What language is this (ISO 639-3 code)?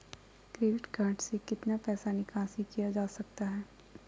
mag